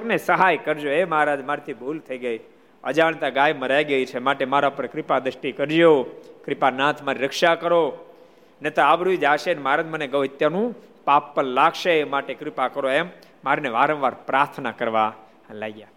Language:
Gujarati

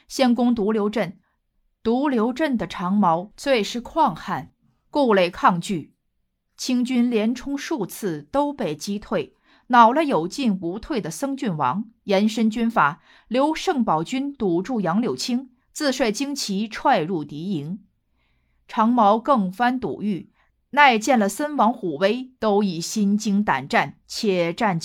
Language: Chinese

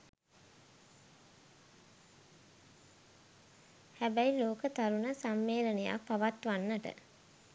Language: Sinhala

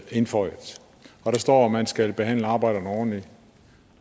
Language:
Danish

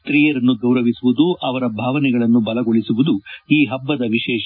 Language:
Kannada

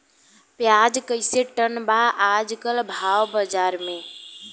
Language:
Bhojpuri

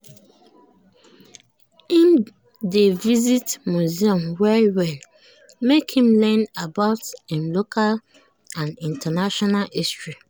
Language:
Nigerian Pidgin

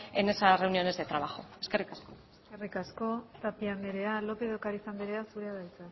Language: Basque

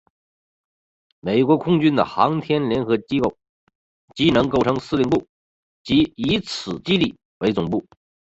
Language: Chinese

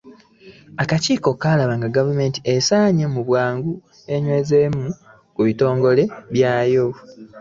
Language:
Ganda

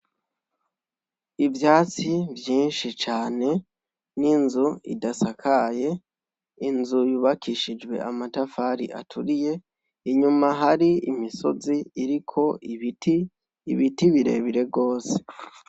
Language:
Rundi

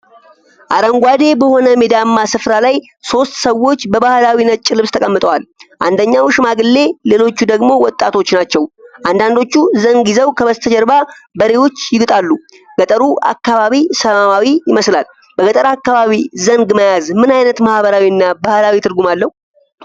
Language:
Amharic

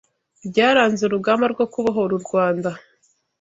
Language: Kinyarwanda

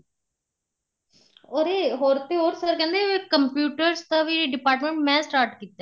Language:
Punjabi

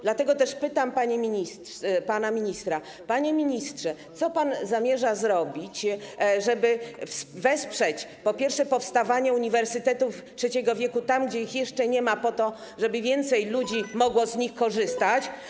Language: Polish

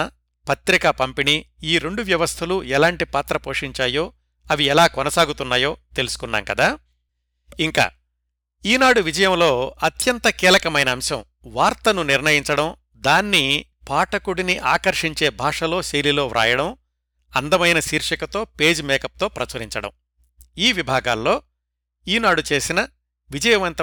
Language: Telugu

